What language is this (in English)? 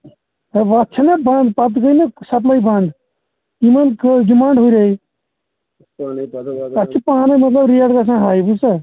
Kashmiri